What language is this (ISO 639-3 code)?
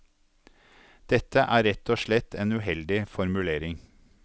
nor